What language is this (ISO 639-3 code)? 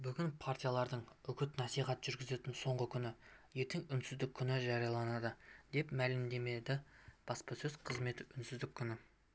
kaz